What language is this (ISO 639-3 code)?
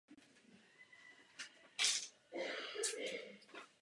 ces